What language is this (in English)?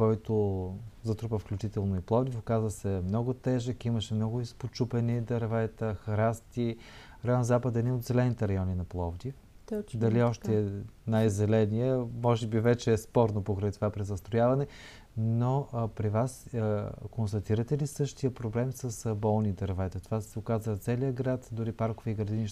Bulgarian